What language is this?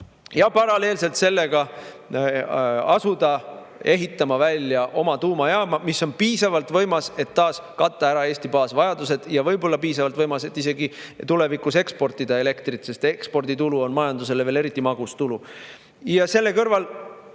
Estonian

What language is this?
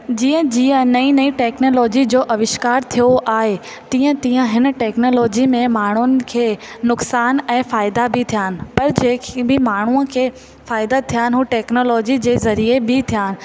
Sindhi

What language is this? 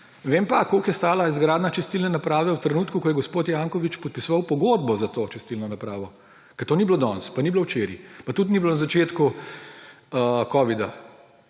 Slovenian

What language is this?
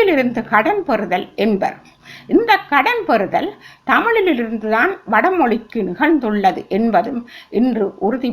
Tamil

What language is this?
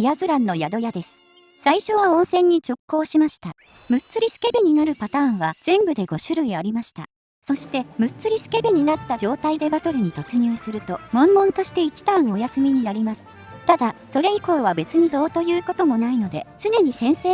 Japanese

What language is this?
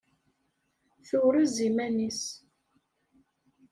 Kabyle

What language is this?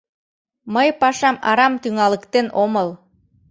Mari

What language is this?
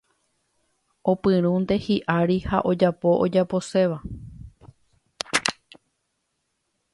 Guarani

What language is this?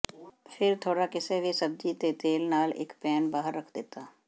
Punjabi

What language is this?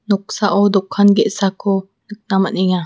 Garo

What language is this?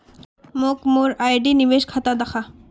Magahi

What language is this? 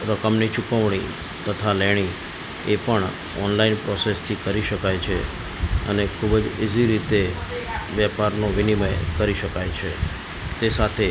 Gujarati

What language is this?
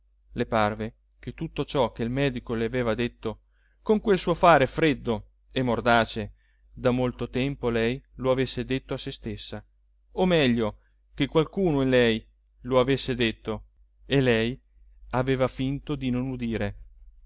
Italian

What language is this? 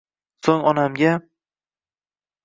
Uzbek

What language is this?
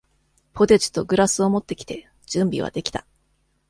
Japanese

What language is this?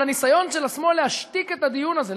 Hebrew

